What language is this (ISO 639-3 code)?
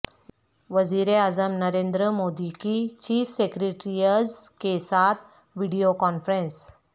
urd